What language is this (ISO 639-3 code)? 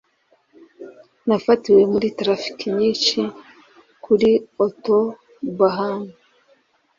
kin